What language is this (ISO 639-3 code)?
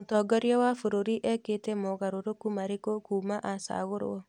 kik